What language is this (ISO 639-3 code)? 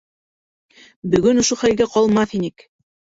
bak